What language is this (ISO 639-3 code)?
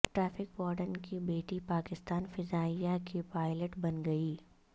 urd